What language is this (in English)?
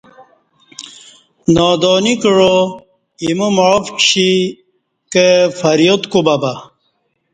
Kati